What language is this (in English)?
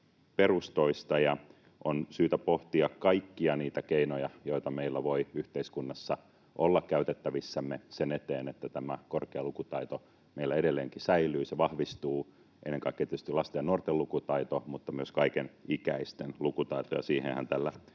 Finnish